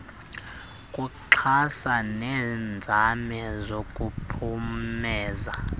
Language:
Xhosa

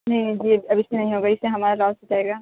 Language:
Urdu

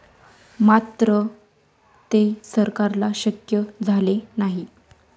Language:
Marathi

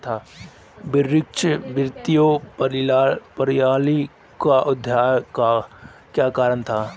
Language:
Hindi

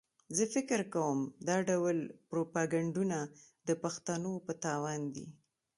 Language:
Pashto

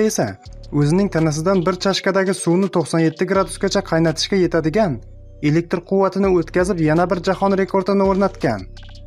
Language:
Turkish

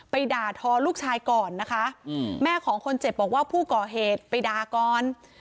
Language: Thai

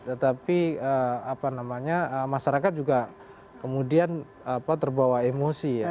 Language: Indonesian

